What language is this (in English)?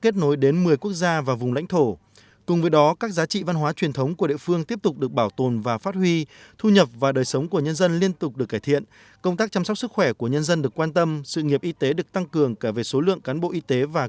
Vietnamese